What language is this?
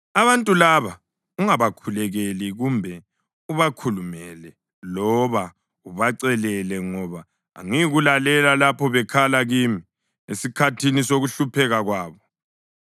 North Ndebele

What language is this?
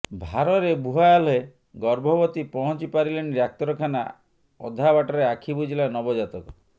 Odia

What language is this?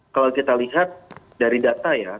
Indonesian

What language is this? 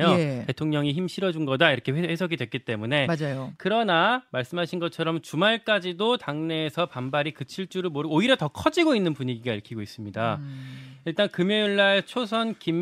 Korean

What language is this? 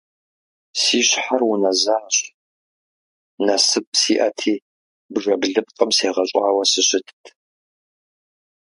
Kabardian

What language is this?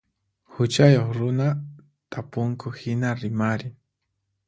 Puno Quechua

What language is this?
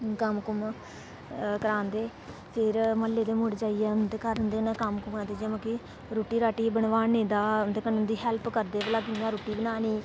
Dogri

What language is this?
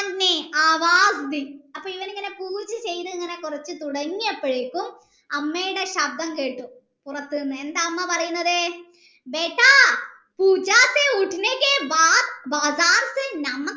Malayalam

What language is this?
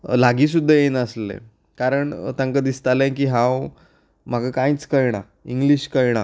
Konkani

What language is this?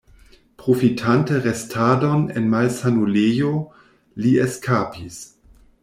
Esperanto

